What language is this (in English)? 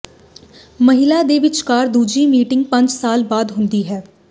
Punjabi